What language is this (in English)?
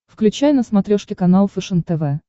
Russian